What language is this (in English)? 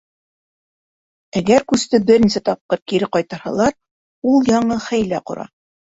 Bashkir